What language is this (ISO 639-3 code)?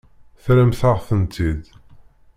kab